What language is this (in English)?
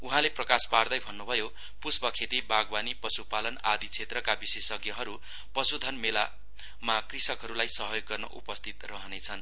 Nepali